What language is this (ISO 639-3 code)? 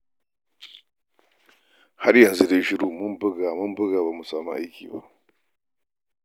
hau